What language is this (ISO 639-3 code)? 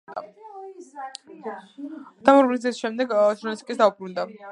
kat